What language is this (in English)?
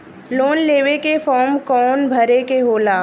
Bhojpuri